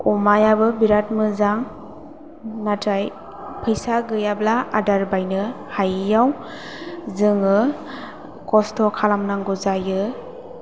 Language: Bodo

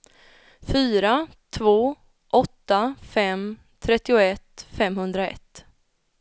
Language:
Swedish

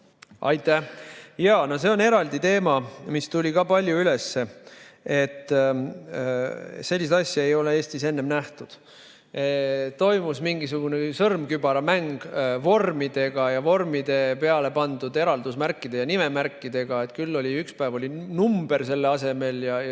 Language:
Estonian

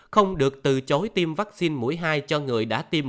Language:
Vietnamese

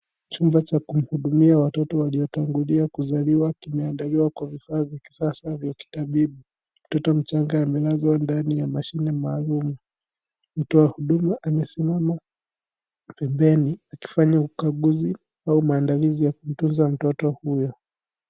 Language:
Swahili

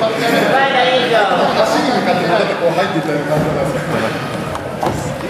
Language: Japanese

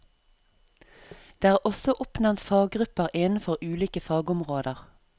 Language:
Norwegian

